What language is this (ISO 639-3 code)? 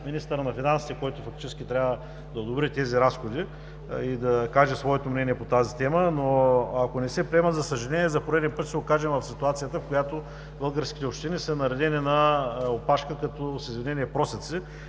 bul